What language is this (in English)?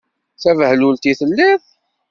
Kabyle